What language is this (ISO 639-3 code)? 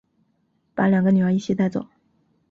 zho